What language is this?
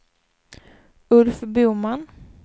Swedish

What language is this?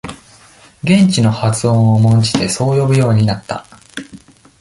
Japanese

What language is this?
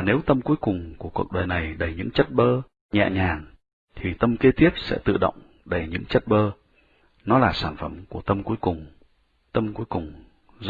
Vietnamese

